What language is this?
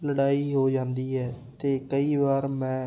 Punjabi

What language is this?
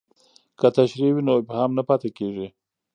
Pashto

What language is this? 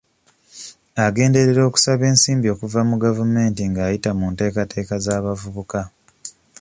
Ganda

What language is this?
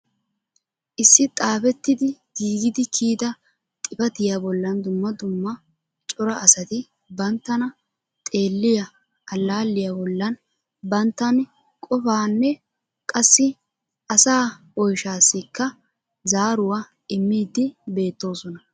Wolaytta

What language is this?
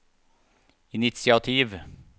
Norwegian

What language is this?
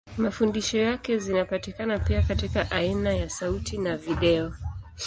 Swahili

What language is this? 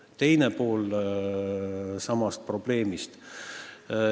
Estonian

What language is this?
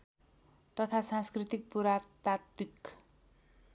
Nepali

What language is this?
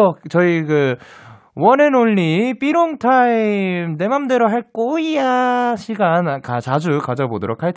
Korean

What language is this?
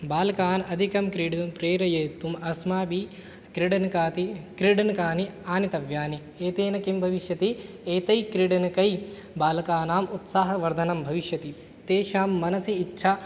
Sanskrit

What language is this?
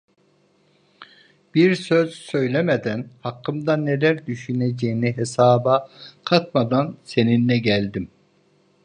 Turkish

